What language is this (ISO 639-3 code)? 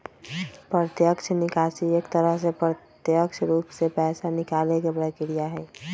mag